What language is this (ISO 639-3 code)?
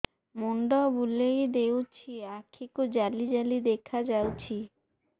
ori